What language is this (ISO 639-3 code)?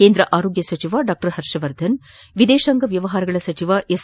kan